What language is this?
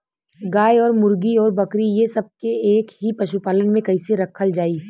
Bhojpuri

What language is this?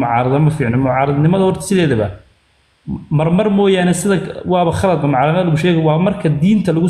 Arabic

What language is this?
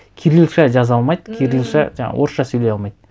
Kazakh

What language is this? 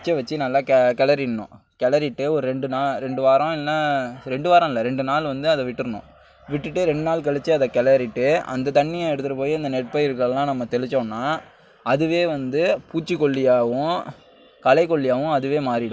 Tamil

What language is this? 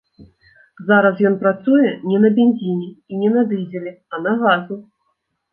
Belarusian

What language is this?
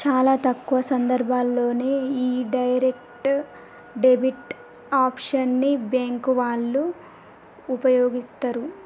Telugu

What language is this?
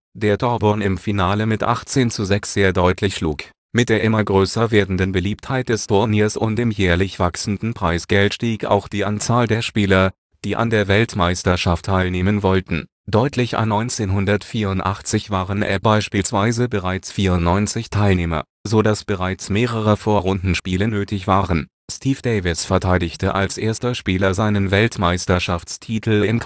German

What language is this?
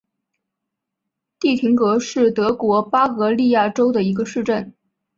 Chinese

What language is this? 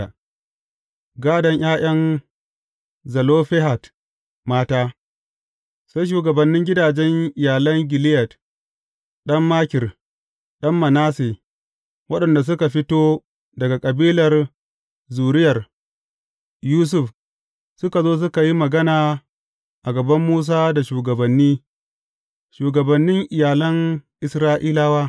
Hausa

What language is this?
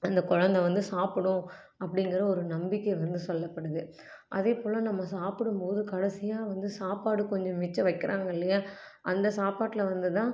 Tamil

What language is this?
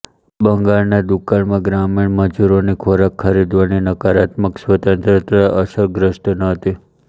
Gujarati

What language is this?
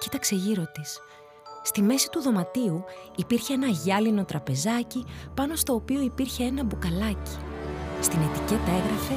Greek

